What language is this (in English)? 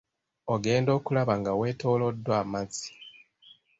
Ganda